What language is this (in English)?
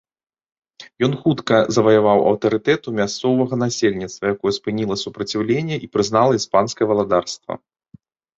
Belarusian